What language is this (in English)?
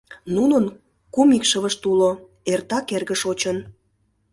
Mari